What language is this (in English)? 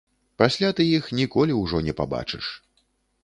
Belarusian